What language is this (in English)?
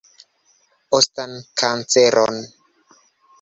Esperanto